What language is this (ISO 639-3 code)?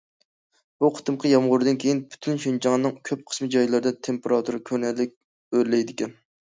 uig